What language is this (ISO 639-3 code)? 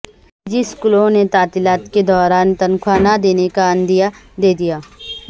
urd